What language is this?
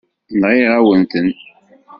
Kabyle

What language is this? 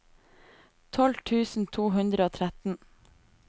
Norwegian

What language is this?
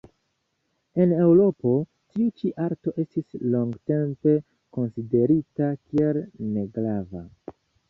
Esperanto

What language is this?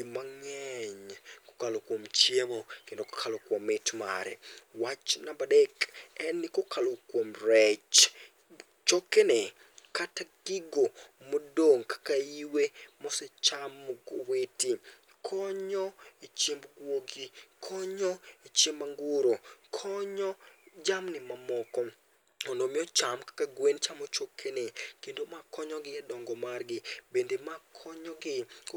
Luo (Kenya and Tanzania)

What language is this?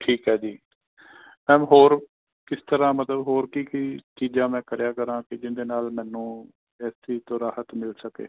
Punjabi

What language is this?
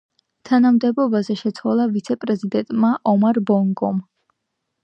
Georgian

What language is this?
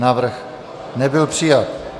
Czech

